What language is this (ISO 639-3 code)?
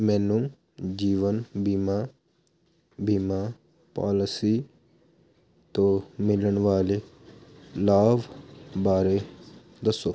pan